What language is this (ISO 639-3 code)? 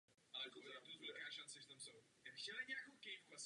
ces